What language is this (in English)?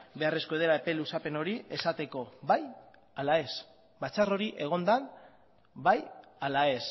Basque